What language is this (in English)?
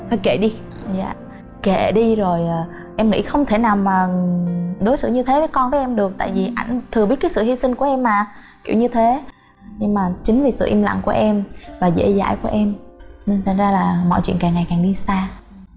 Vietnamese